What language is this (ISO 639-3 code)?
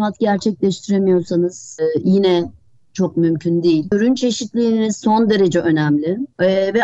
tur